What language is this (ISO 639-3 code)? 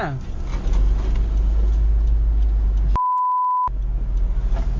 tha